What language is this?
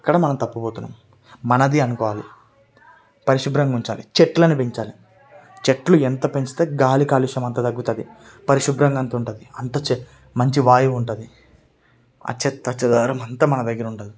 Telugu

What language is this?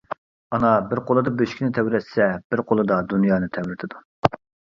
Uyghur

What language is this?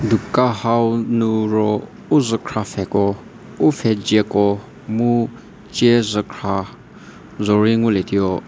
Angami Naga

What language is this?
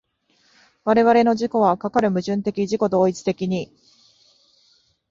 Japanese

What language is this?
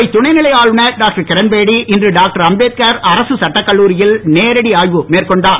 Tamil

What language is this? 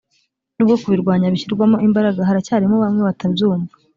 Kinyarwanda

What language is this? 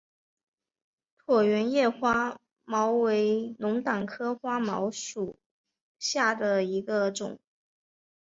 Chinese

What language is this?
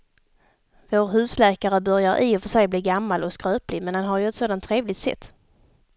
Swedish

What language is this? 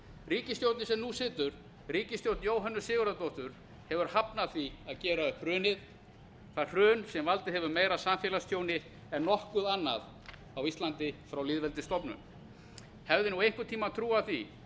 Icelandic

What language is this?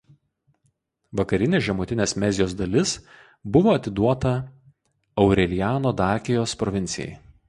Lithuanian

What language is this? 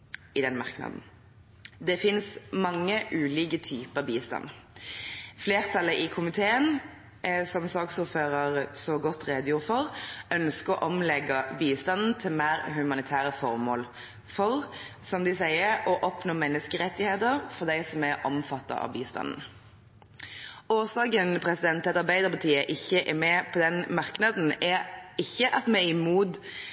Norwegian Bokmål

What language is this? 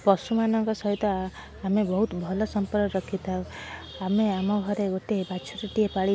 Odia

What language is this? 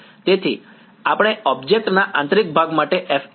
Gujarati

